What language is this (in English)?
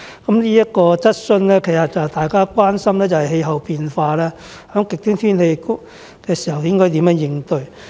Cantonese